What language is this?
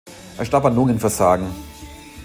German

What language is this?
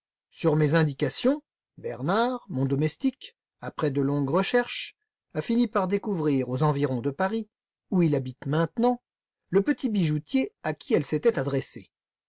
French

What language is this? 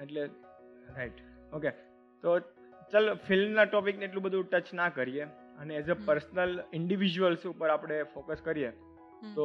Gujarati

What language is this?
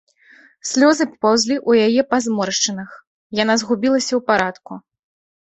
Belarusian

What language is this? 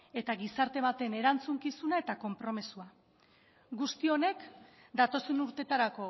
Basque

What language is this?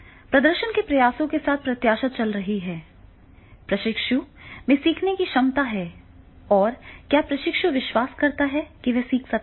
Hindi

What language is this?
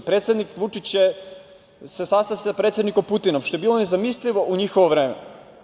Serbian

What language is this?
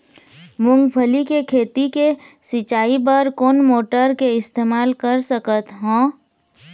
Chhattisgarhi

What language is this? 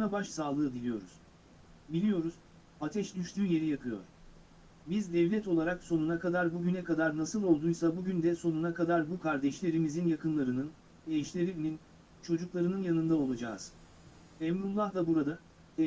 Turkish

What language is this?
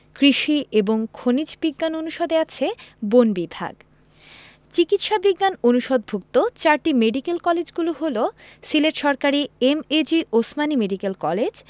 Bangla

